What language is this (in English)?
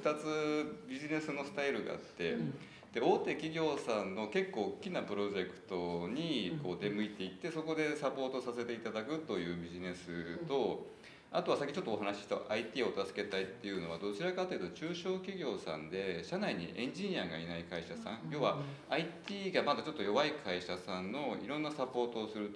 Japanese